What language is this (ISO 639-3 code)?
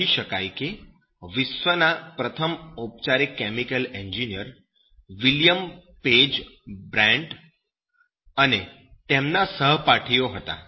guj